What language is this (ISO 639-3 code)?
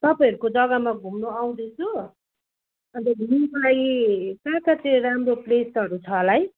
nep